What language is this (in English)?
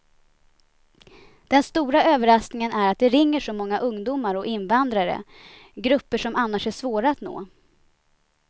Swedish